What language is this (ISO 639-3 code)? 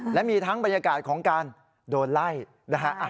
tha